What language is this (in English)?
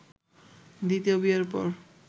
Bangla